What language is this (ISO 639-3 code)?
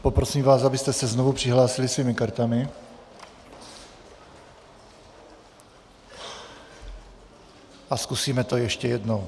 ces